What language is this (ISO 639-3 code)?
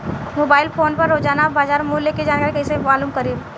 bho